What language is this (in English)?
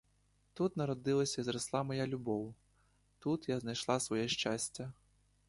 Ukrainian